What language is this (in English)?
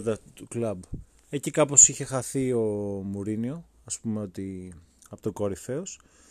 Greek